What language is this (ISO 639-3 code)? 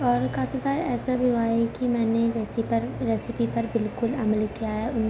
urd